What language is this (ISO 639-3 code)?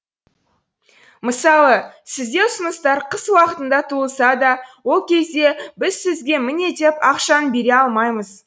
kaz